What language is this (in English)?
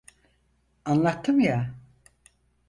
Turkish